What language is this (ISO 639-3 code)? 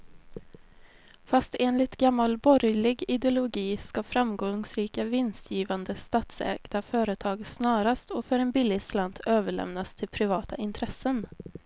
swe